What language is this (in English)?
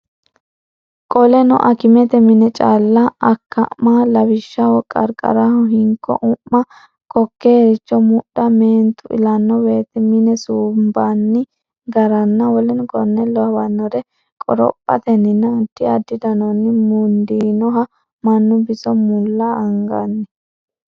Sidamo